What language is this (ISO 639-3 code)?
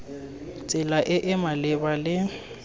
tsn